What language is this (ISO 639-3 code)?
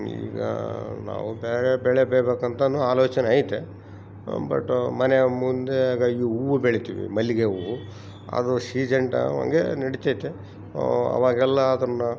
kan